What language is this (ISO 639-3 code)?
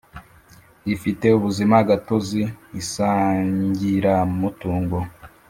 kin